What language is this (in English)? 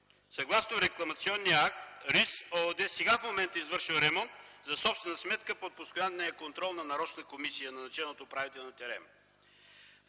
Bulgarian